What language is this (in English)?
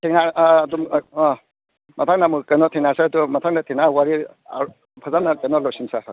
Manipuri